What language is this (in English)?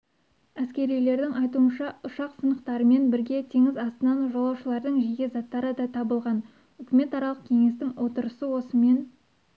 Kazakh